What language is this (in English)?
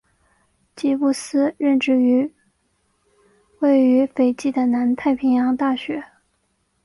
Chinese